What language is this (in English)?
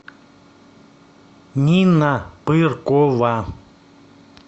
Russian